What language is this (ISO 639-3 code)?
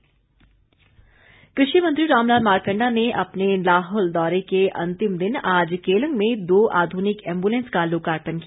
hin